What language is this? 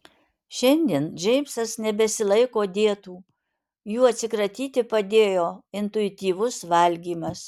Lithuanian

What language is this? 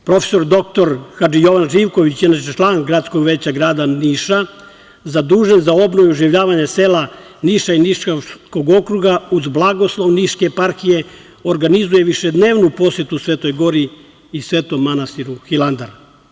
Serbian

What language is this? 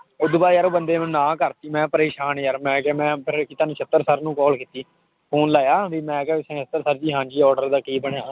Punjabi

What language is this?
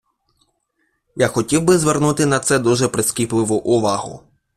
Ukrainian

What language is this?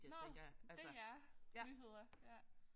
Danish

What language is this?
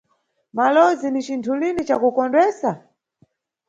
Nyungwe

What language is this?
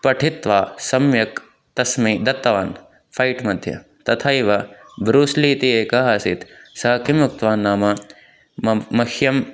Sanskrit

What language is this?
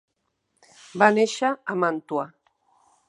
Catalan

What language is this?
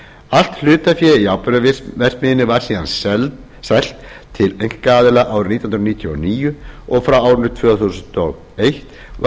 Icelandic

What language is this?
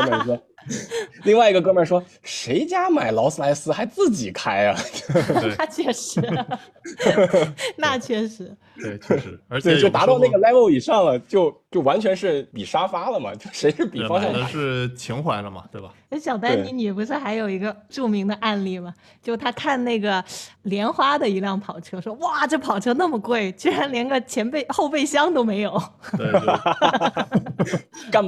Chinese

